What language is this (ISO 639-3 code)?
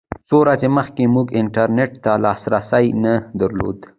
pus